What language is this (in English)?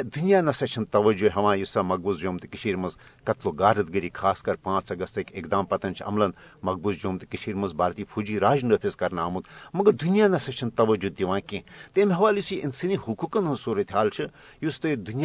Urdu